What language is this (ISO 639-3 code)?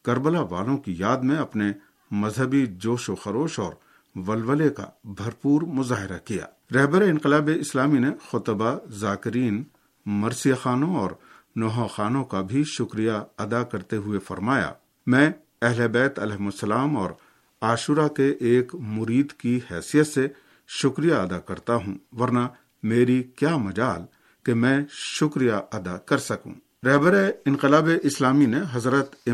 urd